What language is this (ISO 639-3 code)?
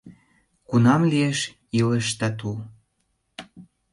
chm